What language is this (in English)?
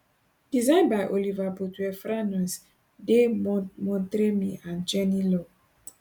Nigerian Pidgin